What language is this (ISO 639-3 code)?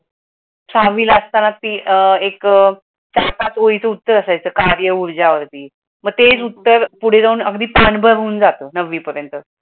mar